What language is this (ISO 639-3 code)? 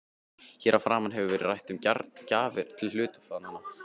isl